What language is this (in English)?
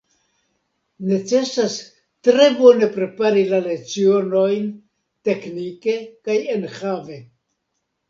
Esperanto